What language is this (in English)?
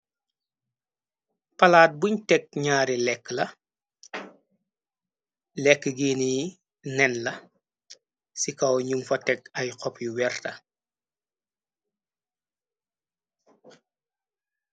Wolof